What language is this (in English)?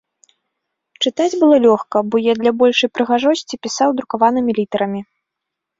Belarusian